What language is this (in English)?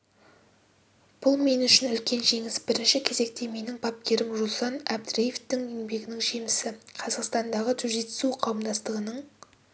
Kazakh